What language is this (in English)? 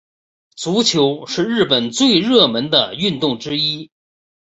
Chinese